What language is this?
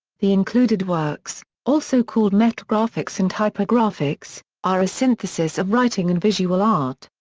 English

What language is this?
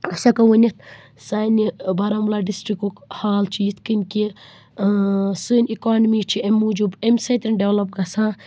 Kashmiri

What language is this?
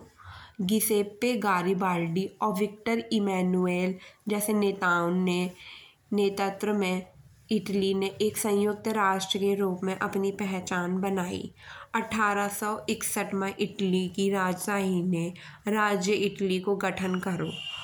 Bundeli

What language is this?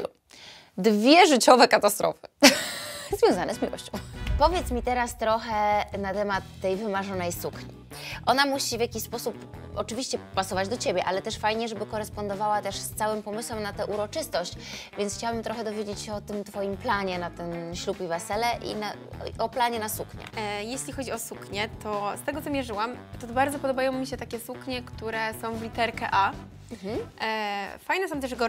Polish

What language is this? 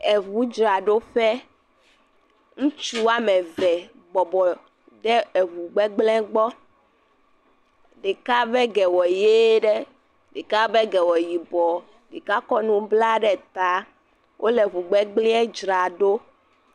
Ewe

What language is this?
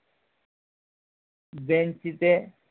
Bangla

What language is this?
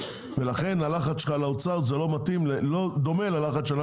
Hebrew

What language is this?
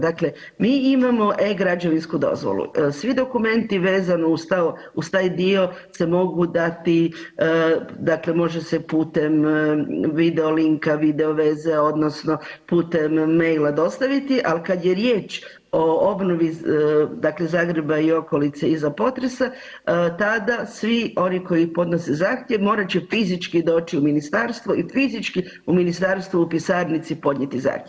Croatian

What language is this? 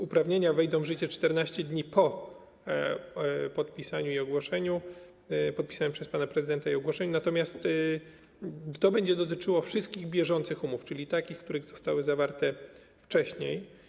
Polish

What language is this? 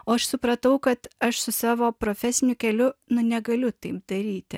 Lithuanian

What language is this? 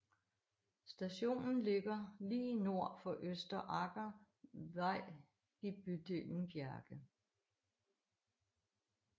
Danish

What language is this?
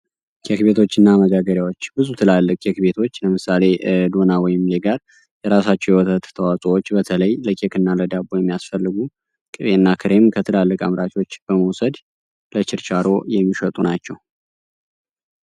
Amharic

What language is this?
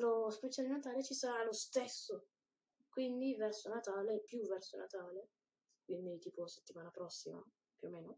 Italian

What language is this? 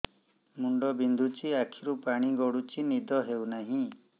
Odia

